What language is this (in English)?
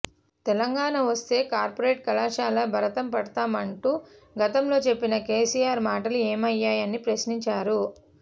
Telugu